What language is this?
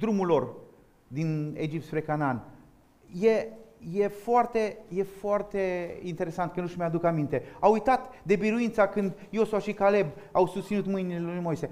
Romanian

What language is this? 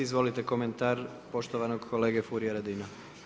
Croatian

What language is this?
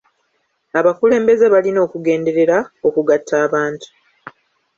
Ganda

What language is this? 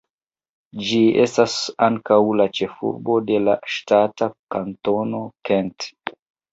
Esperanto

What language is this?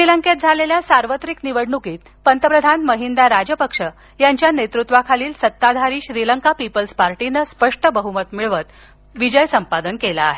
Marathi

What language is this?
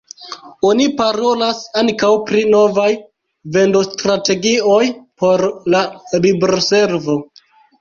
Esperanto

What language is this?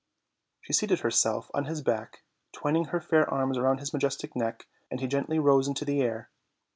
English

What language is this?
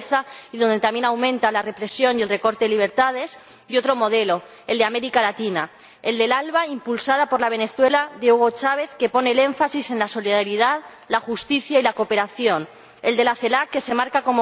Spanish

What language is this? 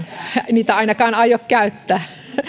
Finnish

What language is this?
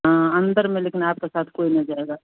Hindi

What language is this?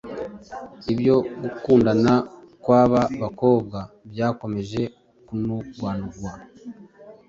Kinyarwanda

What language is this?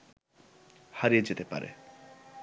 Bangla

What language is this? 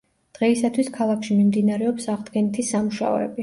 Georgian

